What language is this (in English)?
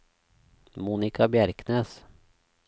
Norwegian